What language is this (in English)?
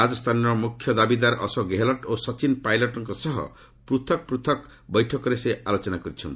Odia